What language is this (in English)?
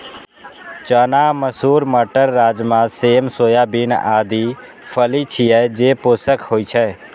Maithili